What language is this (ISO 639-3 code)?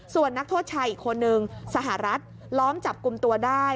tha